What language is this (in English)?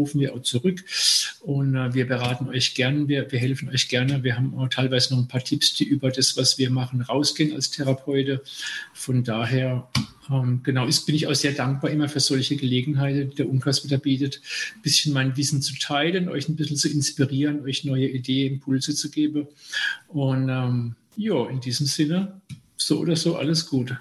German